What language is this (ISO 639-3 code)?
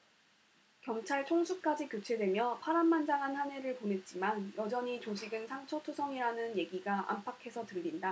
kor